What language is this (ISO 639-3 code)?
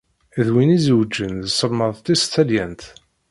kab